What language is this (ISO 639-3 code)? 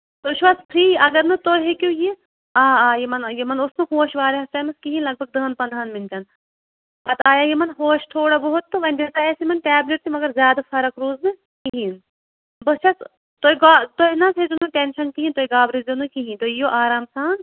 kas